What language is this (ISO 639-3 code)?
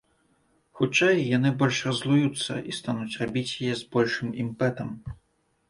bel